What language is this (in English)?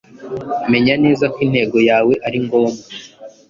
Kinyarwanda